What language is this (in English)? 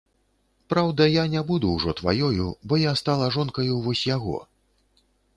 Belarusian